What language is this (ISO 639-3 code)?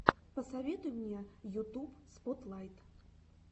rus